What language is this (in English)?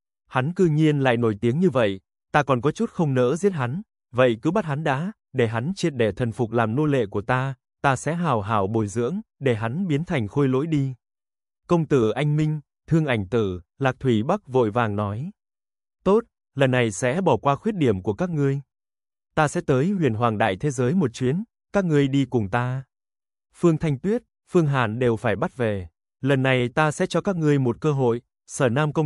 Vietnamese